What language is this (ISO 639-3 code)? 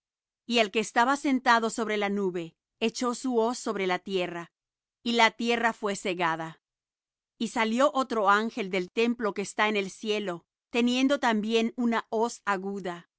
spa